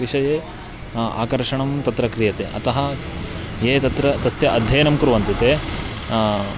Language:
Sanskrit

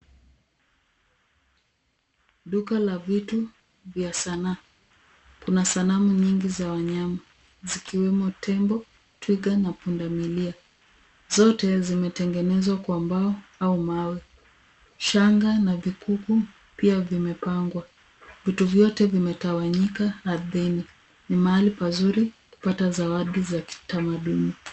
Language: Swahili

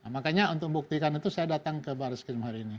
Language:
Indonesian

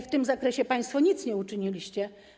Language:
Polish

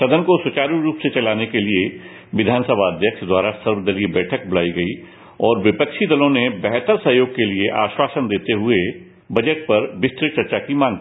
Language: Hindi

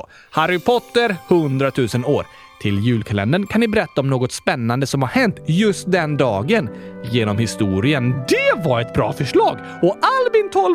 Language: Swedish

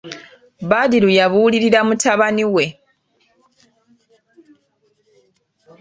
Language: Ganda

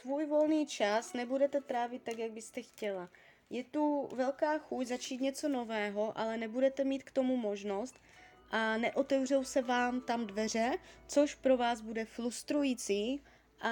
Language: Czech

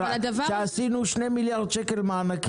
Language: Hebrew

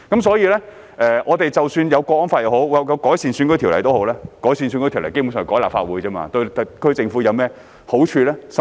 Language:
Cantonese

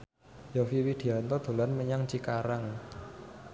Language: Javanese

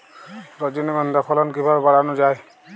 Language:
Bangla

